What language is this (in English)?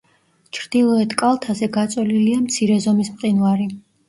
Georgian